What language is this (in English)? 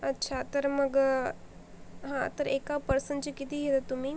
Marathi